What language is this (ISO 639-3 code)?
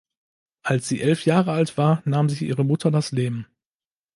deu